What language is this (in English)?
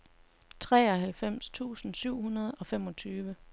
Danish